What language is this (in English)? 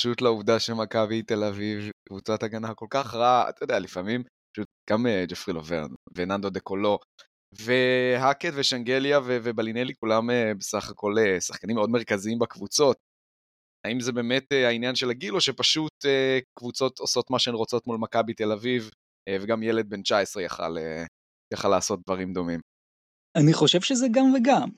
Hebrew